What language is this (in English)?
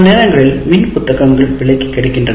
Tamil